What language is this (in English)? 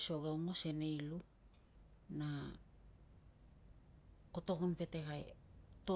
Tungag